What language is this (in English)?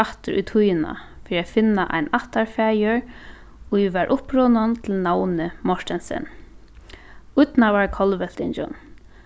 Faroese